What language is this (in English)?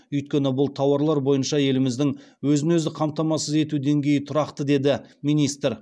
Kazakh